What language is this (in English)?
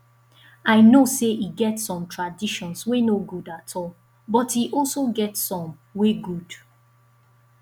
Nigerian Pidgin